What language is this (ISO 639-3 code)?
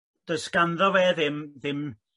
cym